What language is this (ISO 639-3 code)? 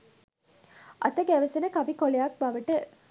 sin